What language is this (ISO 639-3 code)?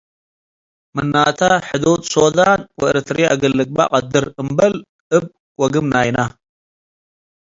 tig